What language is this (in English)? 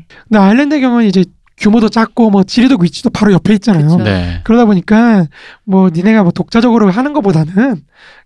Korean